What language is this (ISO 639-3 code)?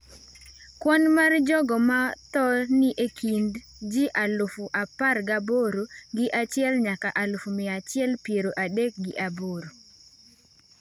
luo